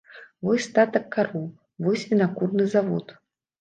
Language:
Belarusian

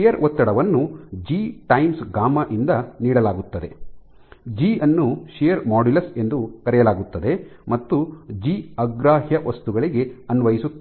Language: Kannada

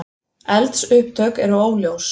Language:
Icelandic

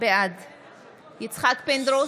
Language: Hebrew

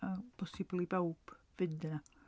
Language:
Welsh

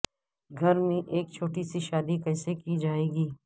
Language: Urdu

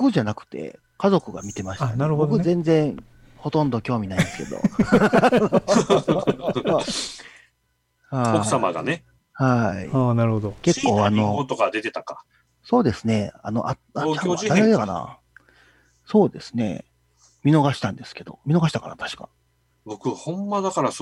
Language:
Japanese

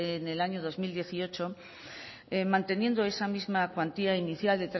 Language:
Spanish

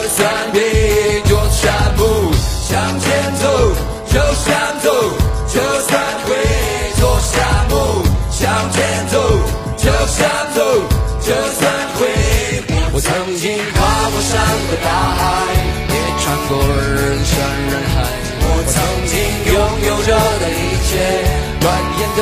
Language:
Chinese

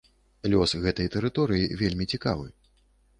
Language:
Belarusian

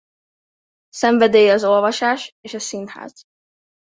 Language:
Hungarian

